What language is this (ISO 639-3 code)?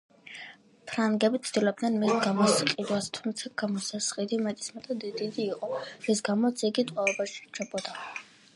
kat